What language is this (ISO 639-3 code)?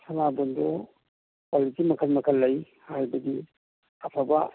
mni